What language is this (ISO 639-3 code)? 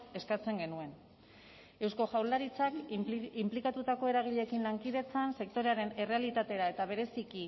eus